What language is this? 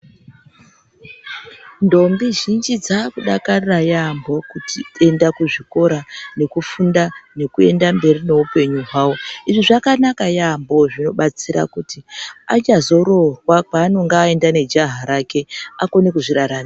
Ndau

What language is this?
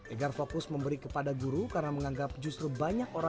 Indonesian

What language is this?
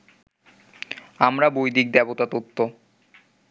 Bangla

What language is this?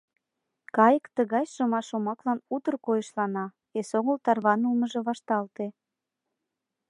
Mari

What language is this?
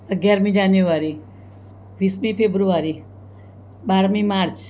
Gujarati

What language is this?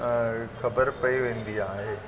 Sindhi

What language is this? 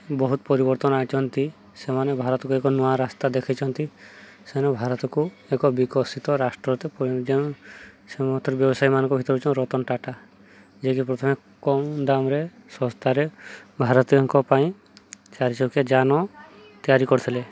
Odia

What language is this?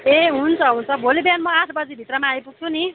Nepali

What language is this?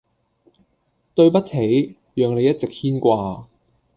Cantonese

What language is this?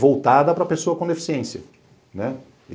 Portuguese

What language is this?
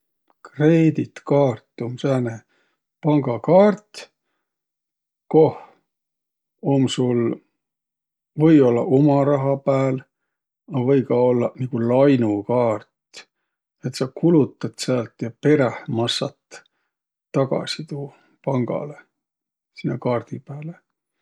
Võro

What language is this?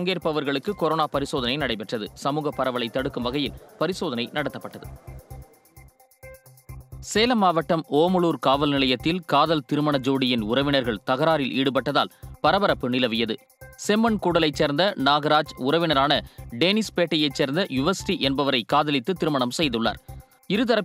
Hindi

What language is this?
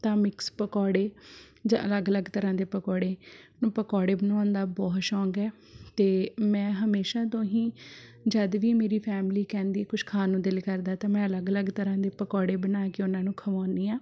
Punjabi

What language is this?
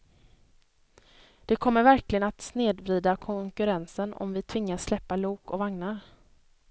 Swedish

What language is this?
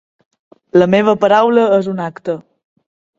Catalan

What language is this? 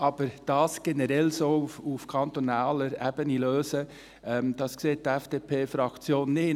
Swiss German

